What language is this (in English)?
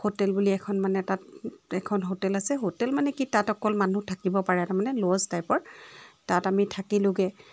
Assamese